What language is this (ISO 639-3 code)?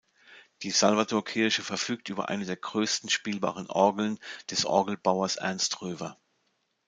deu